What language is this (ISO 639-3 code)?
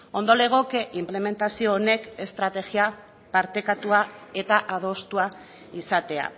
eus